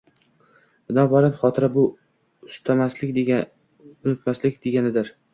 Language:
Uzbek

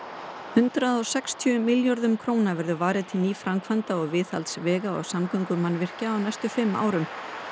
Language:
Icelandic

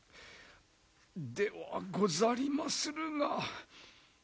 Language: Japanese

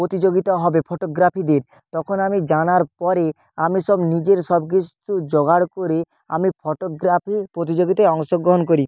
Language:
Bangla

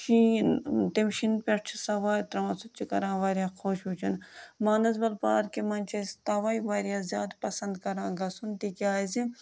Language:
Kashmiri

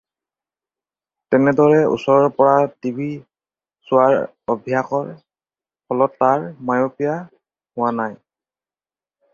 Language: Assamese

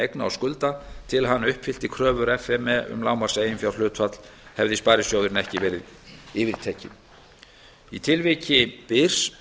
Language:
Icelandic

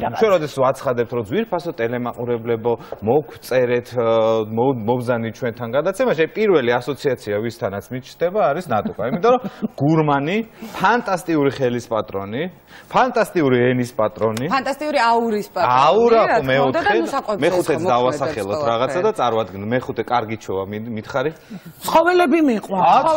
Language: Arabic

